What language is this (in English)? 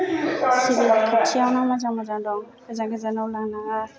Bodo